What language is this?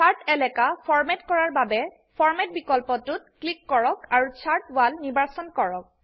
Assamese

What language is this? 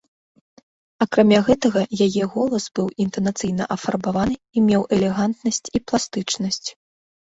Belarusian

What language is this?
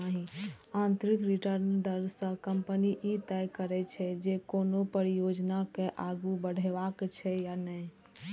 Maithili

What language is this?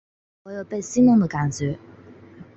Chinese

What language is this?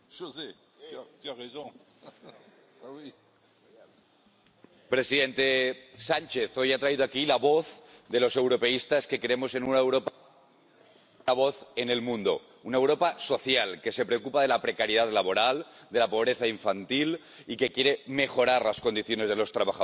Spanish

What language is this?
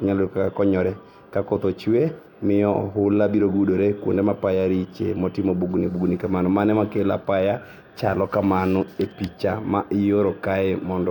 Luo (Kenya and Tanzania)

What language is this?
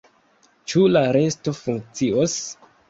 Esperanto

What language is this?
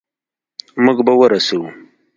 Pashto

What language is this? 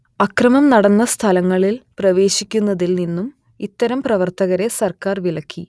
Malayalam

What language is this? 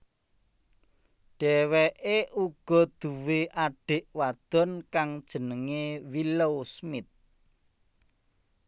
Javanese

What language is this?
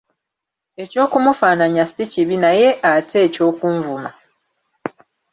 Ganda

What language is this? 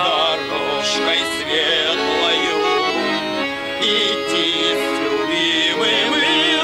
Romanian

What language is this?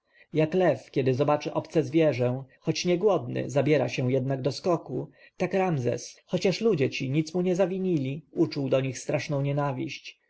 Polish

